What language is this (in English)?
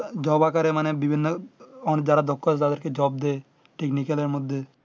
Bangla